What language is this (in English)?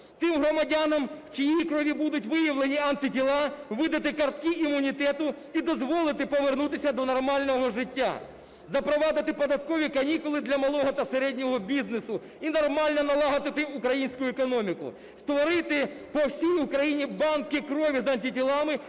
Ukrainian